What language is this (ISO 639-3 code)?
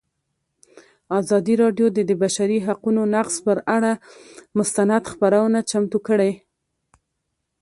pus